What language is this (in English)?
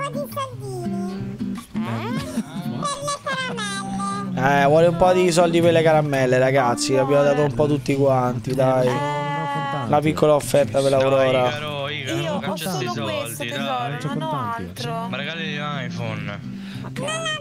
Italian